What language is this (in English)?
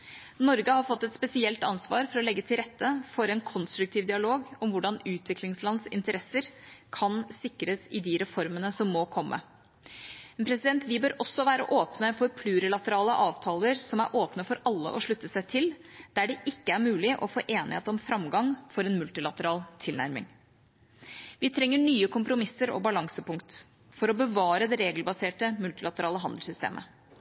Norwegian Bokmål